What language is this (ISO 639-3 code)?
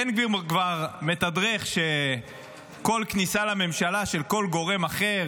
heb